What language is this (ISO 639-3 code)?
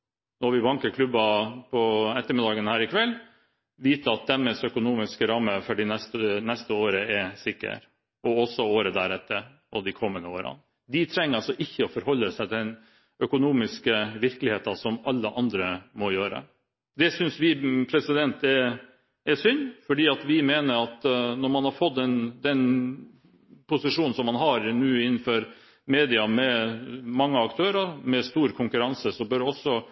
nob